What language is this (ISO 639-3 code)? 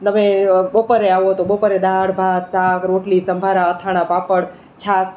guj